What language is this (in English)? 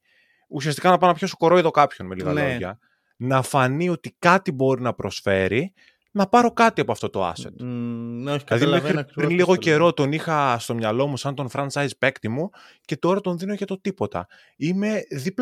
Greek